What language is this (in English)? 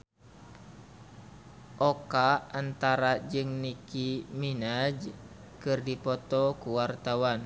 Sundanese